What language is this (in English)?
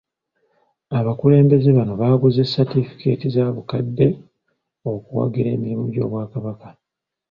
Ganda